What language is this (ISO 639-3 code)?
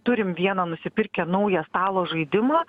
lit